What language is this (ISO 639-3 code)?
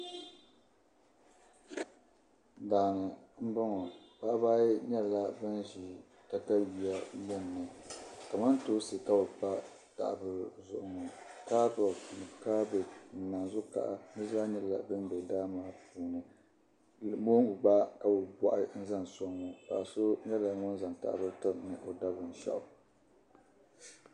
dag